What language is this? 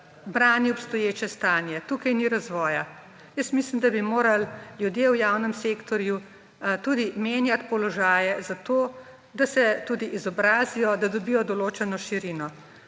Slovenian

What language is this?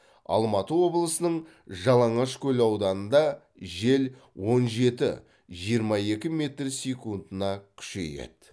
Kazakh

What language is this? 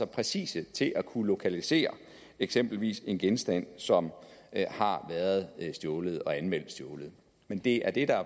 Danish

